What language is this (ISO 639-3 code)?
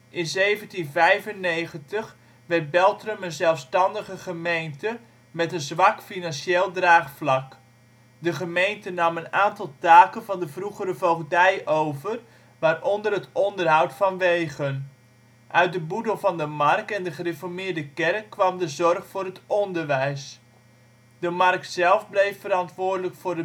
nld